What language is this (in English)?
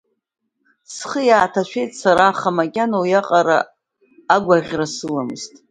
Abkhazian